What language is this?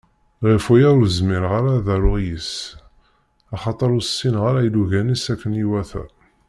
Kabyle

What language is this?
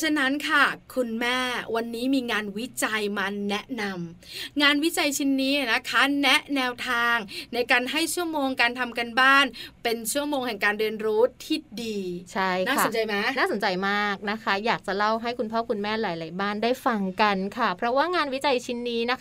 Thai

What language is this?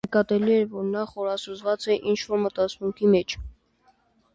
Armenian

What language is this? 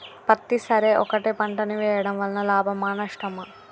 Telugu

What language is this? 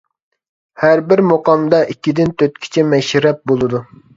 Uyghur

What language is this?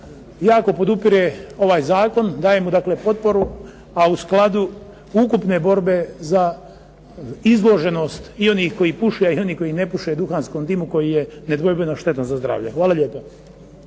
Croatian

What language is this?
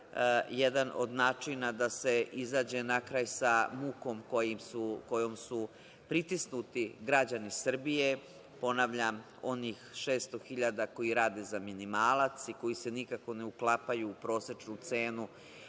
Serbian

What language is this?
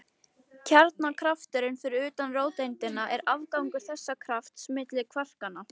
Icelandic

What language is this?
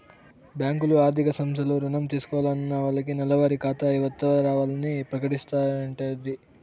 Telugu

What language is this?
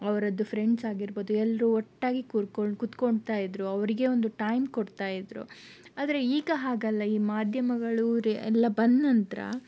Kannada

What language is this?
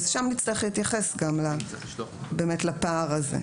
Hebrew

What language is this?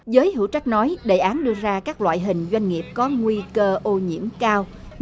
Vietnamese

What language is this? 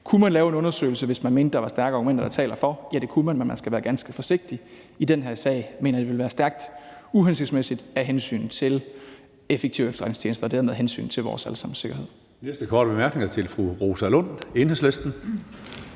Danish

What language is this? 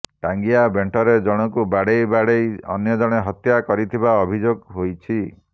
Odia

